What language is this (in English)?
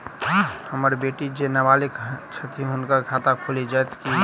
Maithili